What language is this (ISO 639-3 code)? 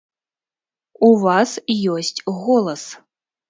bel